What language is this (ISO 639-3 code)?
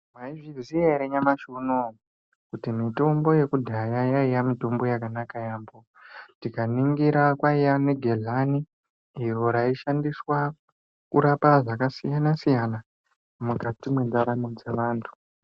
ndc